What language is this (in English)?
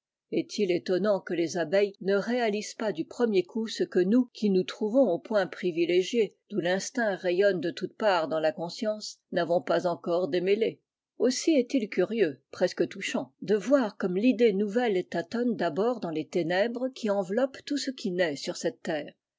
French